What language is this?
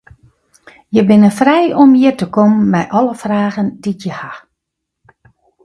Western Frisian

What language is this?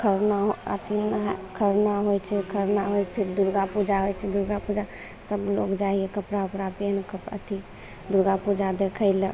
Maithili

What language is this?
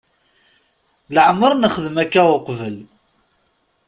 Kabyle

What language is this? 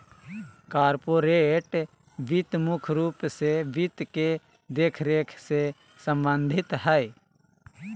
Magahi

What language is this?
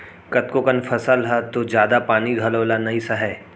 Chhattisgarhi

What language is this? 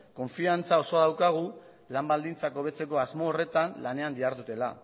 Basque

